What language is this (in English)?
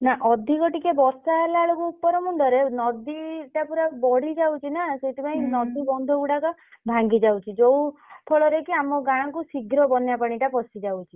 Odia